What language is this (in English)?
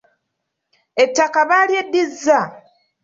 Ganda